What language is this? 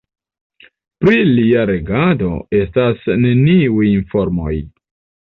Esperanto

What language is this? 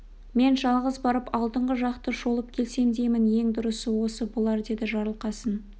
Kazakh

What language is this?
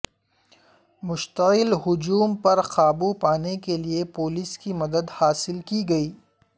Urdu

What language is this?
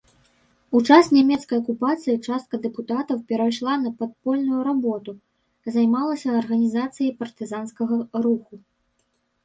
Belarusian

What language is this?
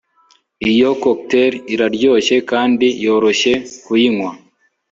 Kinyarwanda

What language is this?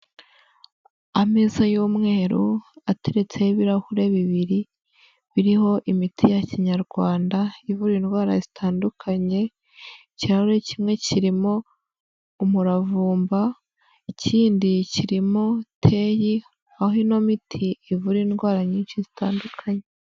Kinyarwanda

